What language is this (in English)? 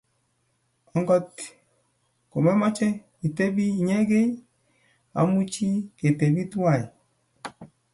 Kalenjin